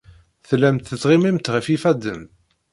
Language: Kabyle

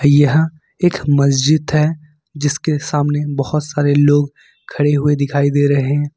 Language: Hindi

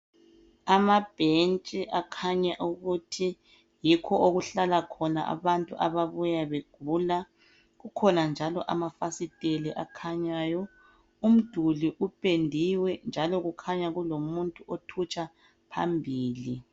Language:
North Ndebele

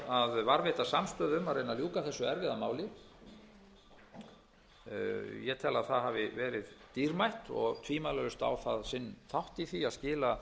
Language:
Icelandic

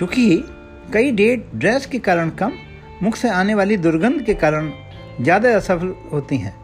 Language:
Hindi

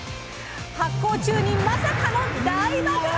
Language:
Japanese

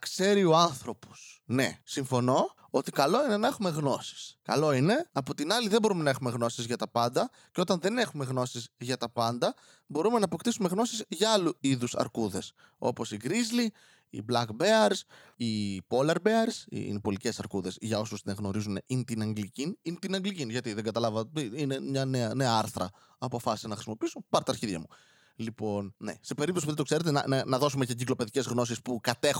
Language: Greek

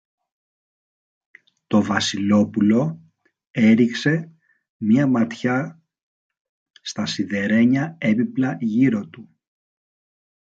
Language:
Greek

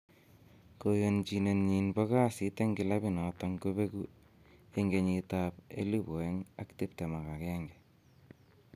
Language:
Kalenjin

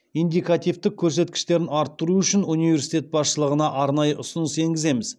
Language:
Kazakh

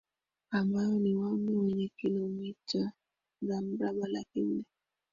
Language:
Swahili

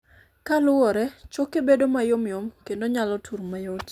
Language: Luo (Kenya and Tanzania)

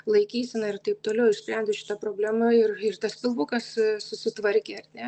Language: Lithuanian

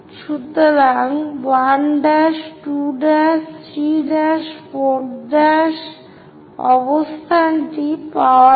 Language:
Bangla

